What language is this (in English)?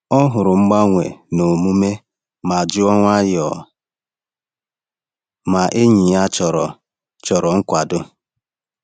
Igbo